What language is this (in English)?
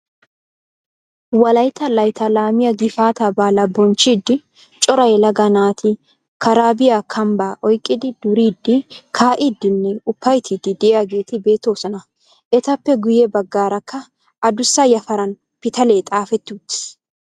Wolaytta